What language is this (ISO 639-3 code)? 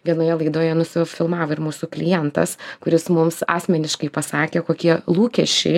lit